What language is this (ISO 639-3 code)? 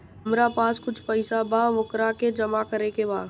bho